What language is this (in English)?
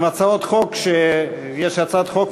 Hebrew